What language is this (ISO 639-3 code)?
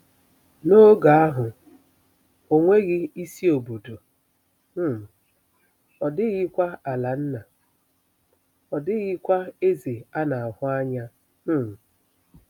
ibo